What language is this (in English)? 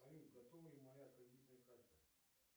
Russian